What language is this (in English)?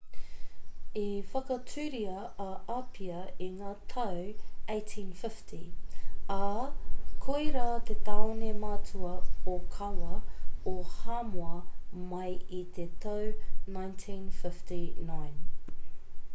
Māori